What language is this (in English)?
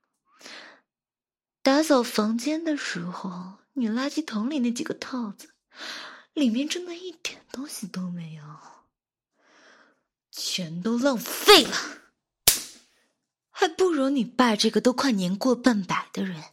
Chinese